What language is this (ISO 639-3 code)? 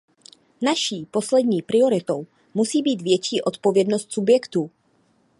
ces